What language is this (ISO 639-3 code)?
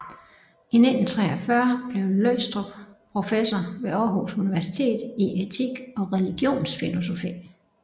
dan